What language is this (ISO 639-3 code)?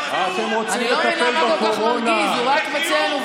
heb